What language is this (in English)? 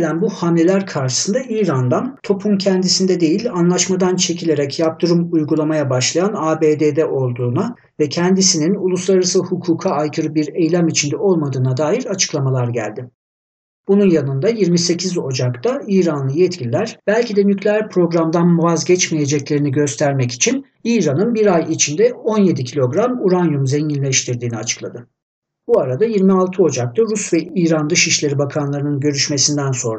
Turkish